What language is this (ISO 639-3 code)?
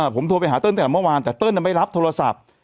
tha